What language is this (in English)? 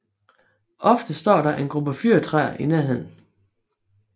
Danish